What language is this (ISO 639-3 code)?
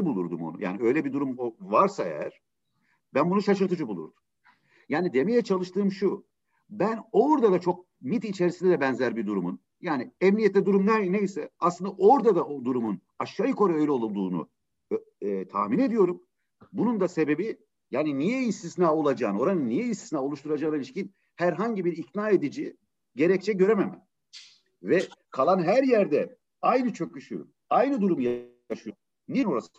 tur